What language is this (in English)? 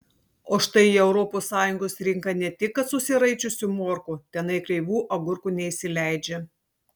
Lithuanian